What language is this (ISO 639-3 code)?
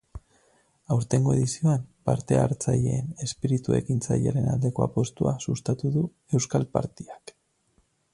eus